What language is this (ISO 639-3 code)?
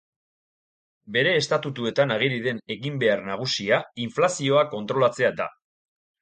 eus